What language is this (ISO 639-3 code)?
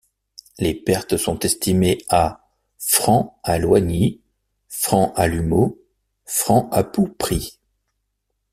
fra